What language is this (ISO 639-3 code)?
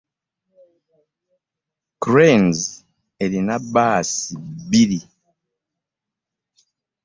lug